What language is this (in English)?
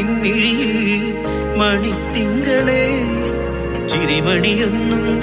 Malayalam